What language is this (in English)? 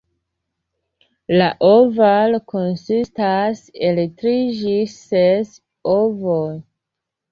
Esperanto